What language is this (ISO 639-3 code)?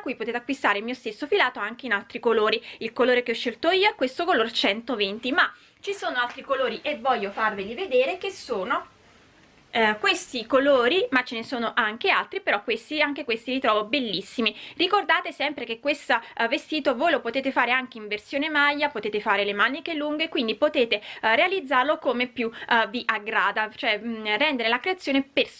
ita